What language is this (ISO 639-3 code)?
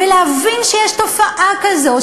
heb